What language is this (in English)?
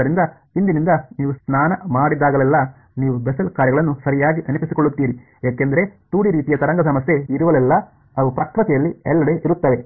Kannada